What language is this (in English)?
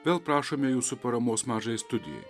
Lithuanian